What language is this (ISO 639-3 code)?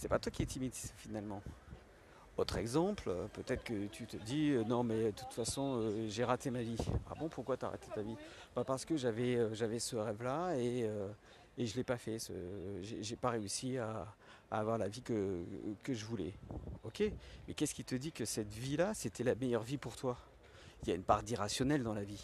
fra